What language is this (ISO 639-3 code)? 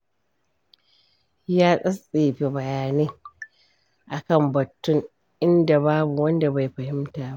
hau